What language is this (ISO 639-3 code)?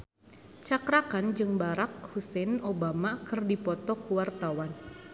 sun